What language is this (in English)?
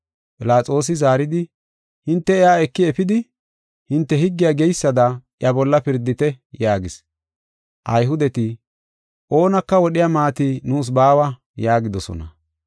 Gofa